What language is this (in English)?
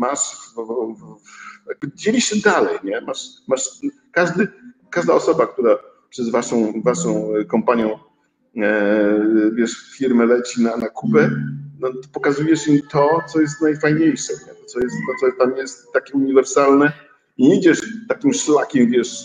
Polish